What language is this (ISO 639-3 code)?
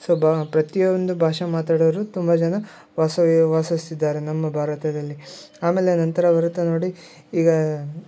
kan